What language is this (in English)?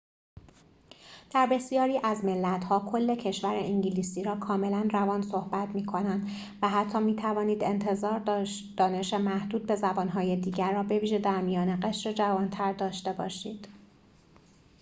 Persian